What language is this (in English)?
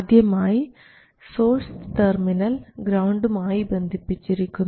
Malayalam